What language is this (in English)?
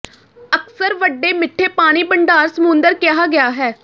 Punjabi